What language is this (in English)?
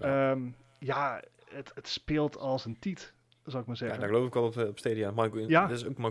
Dutch